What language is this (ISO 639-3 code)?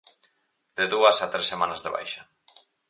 glg